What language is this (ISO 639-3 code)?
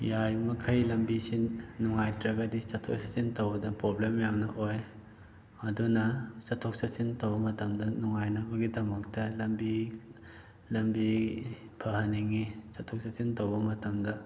mni